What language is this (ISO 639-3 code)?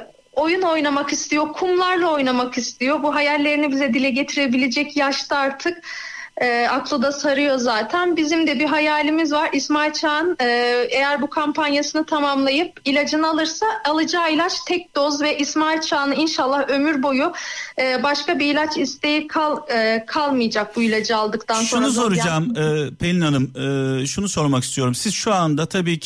tur